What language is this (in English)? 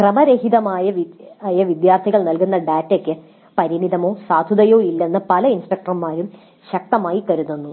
Malayalam